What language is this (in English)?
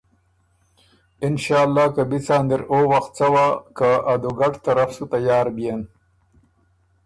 Ormuri